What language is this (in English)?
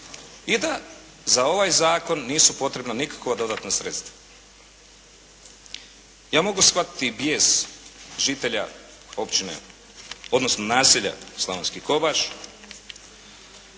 Croatian